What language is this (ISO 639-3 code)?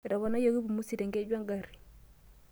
mas